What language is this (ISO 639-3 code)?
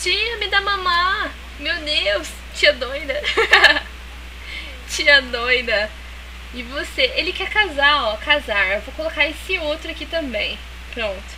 por